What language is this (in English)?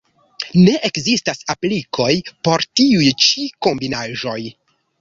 Esperanto